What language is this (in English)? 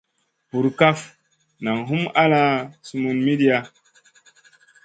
Masana